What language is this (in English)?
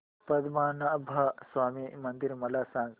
Marathi